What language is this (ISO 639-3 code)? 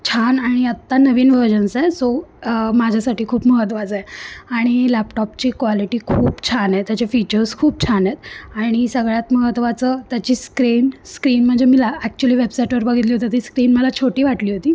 mar